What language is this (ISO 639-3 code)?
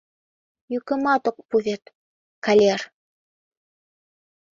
chm